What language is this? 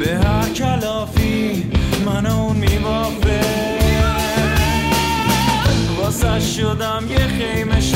Persian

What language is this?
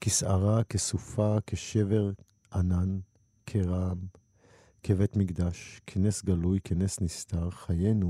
Hebrew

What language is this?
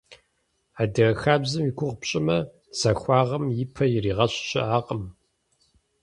Kabardian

